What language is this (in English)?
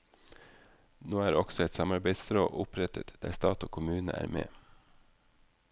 Norwegian